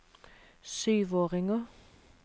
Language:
Norwegian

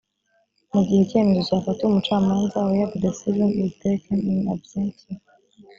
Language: Kinyarwanda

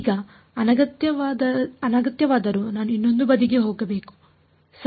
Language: Kannada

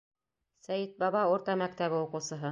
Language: Bashkir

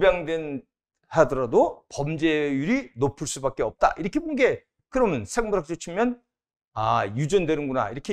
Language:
Korean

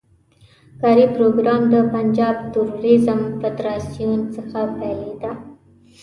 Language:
Pashto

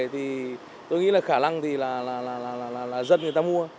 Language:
Vietnamese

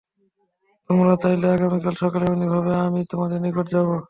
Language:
Bangla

